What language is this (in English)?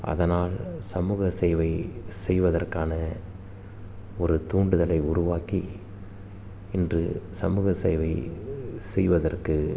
Tamil